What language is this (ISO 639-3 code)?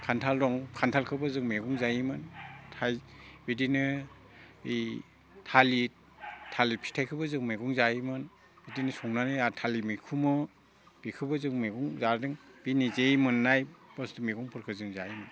brx